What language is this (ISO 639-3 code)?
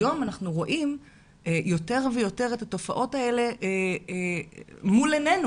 heb